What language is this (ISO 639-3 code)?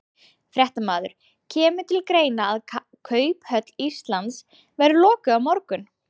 isl